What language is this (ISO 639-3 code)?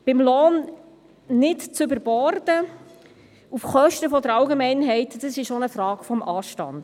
gsw